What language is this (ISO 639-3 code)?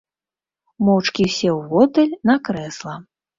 bel